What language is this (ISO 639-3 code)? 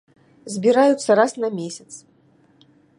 bel